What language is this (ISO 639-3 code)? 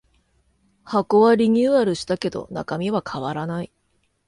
jpn